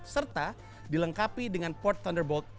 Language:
Indonesian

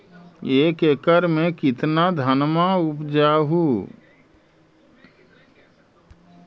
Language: Magahi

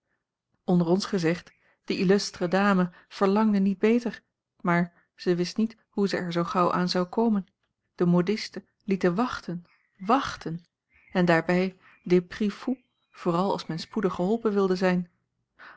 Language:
Dutch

